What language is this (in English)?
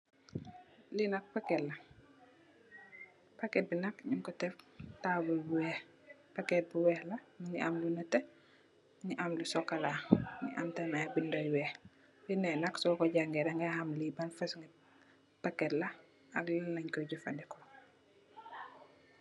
Wolof